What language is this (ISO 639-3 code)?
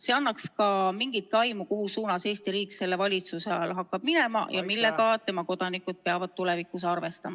est